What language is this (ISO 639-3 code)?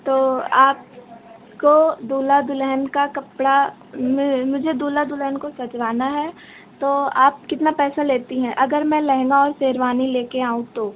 hin